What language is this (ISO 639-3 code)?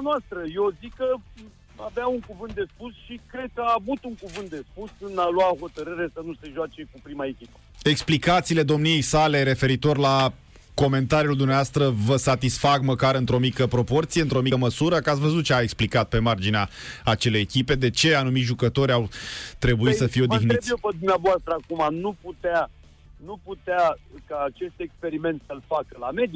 ron